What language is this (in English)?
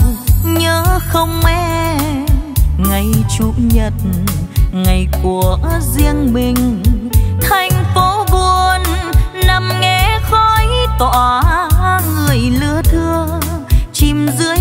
Vietnamese